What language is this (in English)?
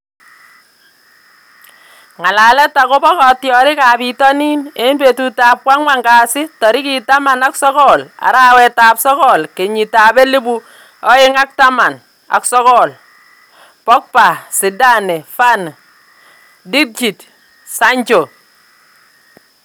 Kalenjin